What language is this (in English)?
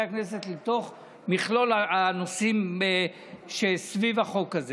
Hebrew